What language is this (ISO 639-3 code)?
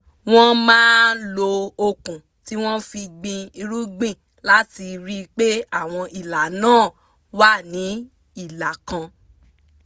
yor